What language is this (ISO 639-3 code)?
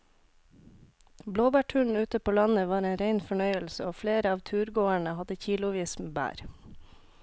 nor